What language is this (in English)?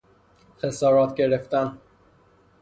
Persian